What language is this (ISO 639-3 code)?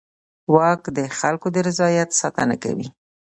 pus